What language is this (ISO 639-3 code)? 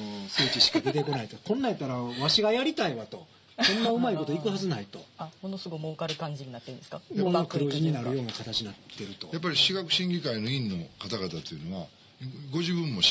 jpn